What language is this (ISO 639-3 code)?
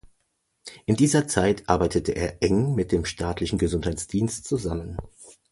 deu